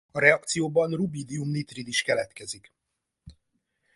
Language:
Hungarian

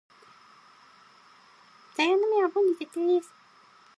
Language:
Japanese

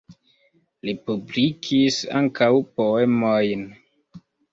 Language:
Esperanto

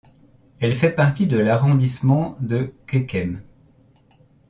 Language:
French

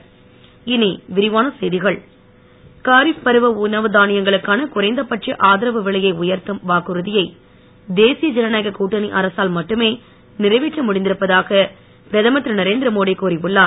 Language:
Tamil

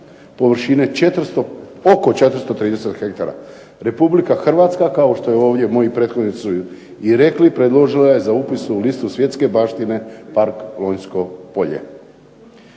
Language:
Croatian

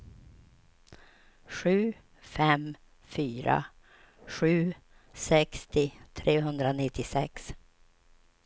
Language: Swedish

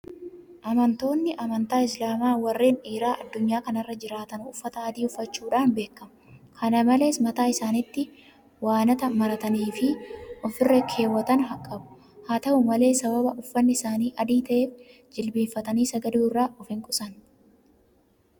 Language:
Oromo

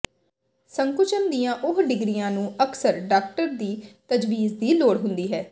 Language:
Punjabi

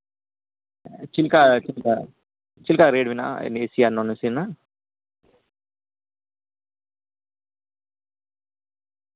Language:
Santali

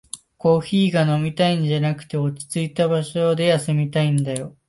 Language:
Japanese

